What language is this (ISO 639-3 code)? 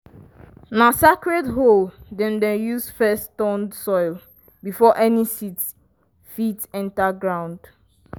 pcm